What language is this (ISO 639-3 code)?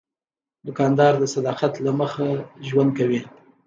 pus